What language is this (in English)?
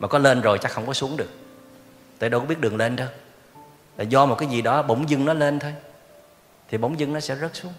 Vietnamese